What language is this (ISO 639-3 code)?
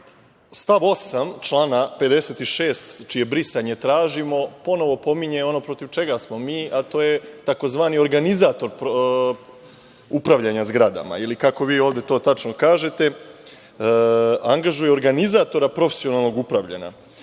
srp